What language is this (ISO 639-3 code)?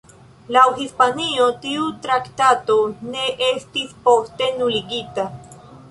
epo